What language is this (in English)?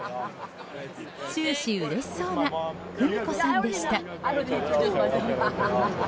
Japanese